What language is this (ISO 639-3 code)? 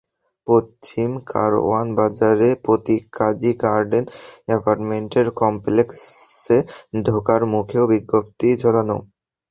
ben